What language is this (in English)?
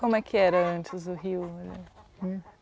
Portuguese